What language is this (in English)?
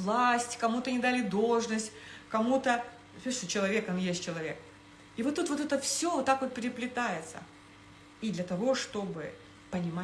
Russian